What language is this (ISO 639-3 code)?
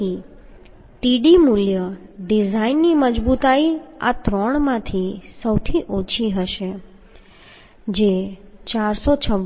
guj